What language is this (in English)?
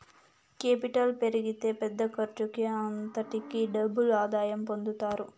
Telugu